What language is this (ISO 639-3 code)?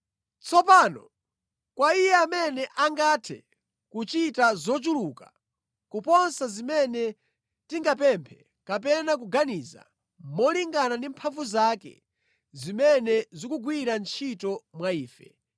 nya